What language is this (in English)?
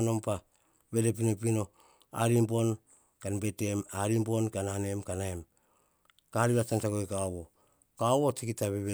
Hahon